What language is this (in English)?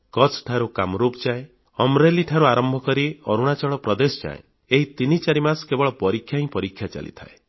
Odia